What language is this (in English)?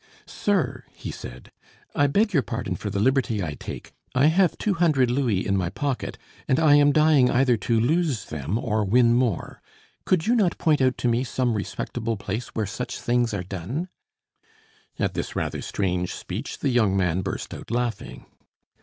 English